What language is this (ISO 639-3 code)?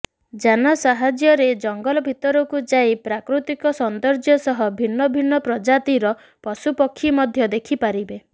ori